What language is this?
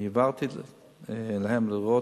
Hebrew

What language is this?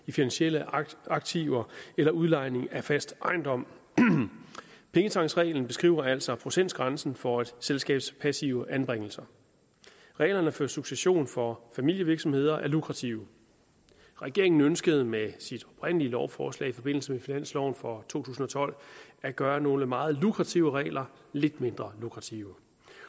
Danish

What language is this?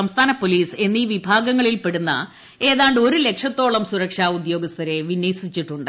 Malayalam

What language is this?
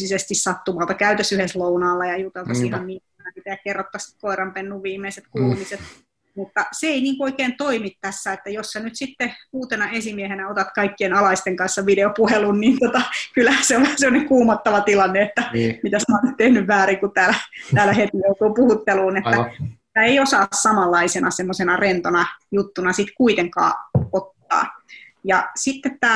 Finnish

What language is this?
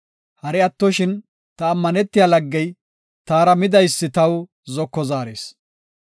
Gofa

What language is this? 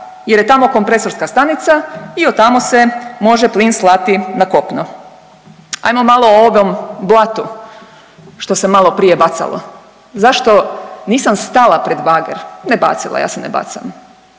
Croatian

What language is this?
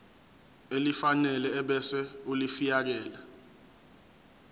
Zulu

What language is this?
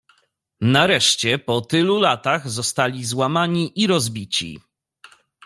Polish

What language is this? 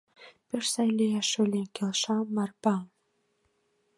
Mari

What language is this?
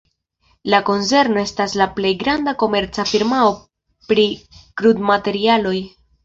Esperanto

